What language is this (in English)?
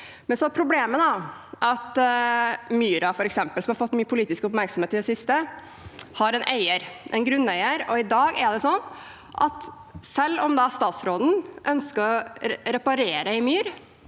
Norwegian